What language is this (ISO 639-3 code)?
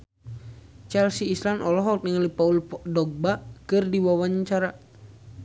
sun